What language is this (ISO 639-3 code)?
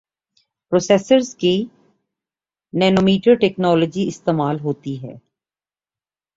urd